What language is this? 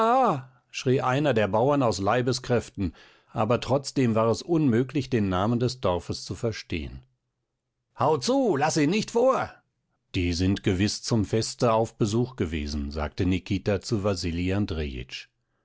German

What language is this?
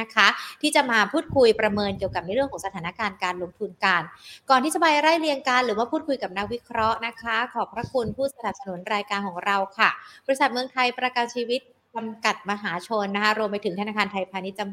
Thai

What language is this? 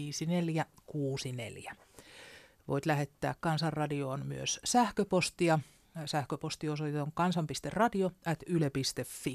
Finnish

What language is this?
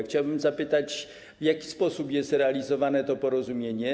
Polish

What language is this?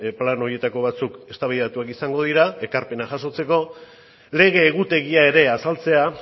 Basque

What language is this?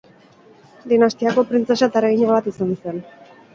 Basque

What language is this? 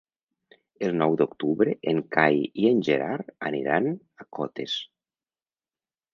Catalan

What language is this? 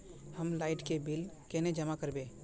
Magahi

